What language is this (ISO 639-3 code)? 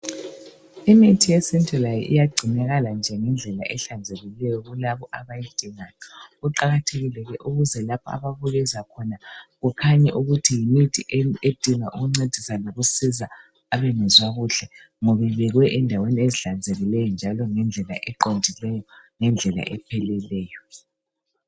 nde